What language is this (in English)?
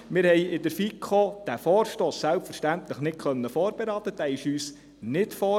Swiss German